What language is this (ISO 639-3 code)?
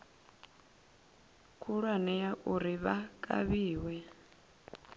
ven